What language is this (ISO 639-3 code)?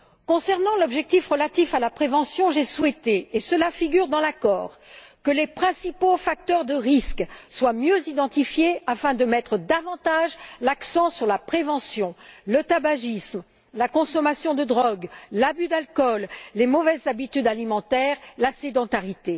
fra